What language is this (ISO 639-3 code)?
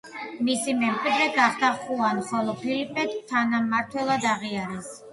kat